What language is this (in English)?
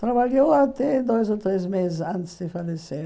Portuguese